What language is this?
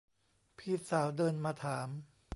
Thai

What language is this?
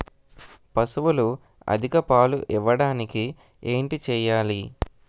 Telugu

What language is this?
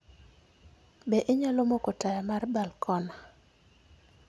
Luo (Kenya and Tanzania)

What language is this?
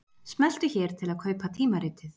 Icelandic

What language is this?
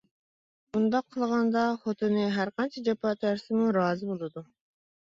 Uyghur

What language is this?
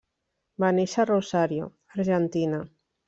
Catalan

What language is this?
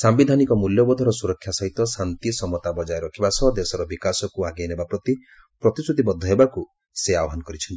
Odia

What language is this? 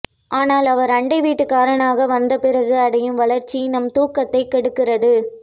Tamil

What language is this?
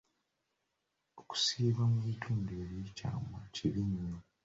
Ganda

